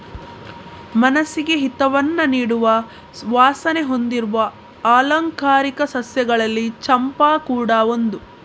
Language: Kannada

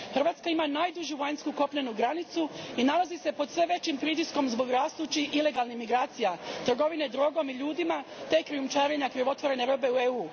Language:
Croatian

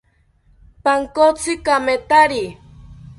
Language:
South Ucayali Ashéninka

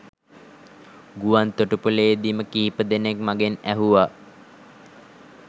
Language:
Sinhala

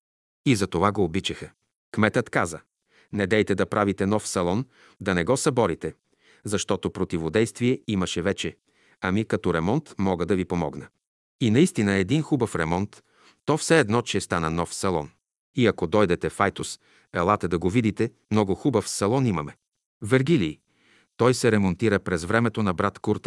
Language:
Bulgarian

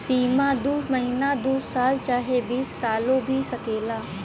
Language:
Bhojpuri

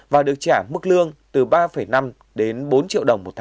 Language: Vietnamese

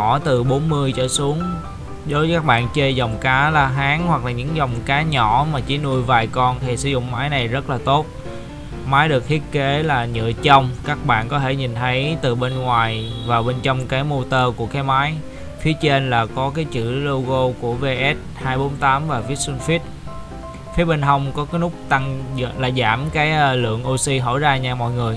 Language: Vietnamese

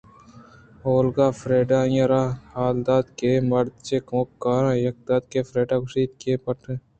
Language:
Eastern Balochi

